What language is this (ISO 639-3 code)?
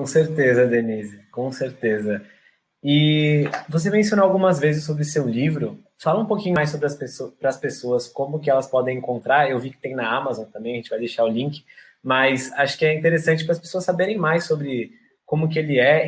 por